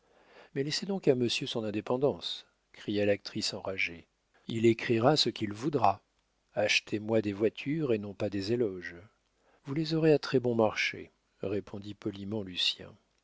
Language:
French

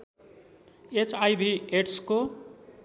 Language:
Nepali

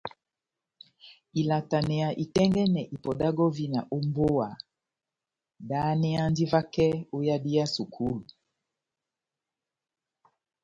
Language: Batanga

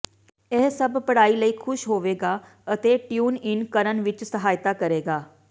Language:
Punjabi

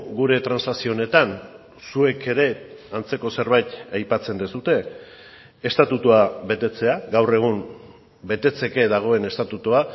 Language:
Basque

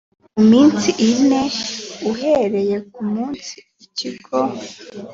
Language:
Kinyarwanda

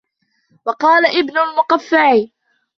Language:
Arabic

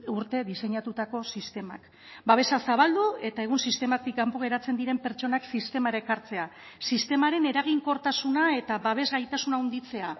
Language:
Basque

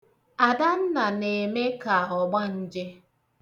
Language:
Igbo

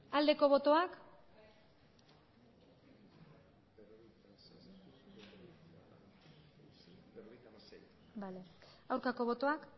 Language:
Basque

